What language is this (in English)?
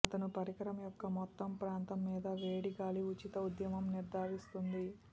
Telugu